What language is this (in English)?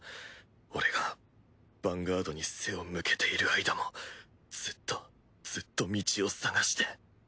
Japanese